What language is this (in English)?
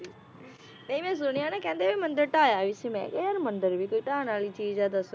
Punjabi